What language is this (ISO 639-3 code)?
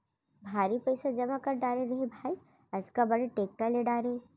hne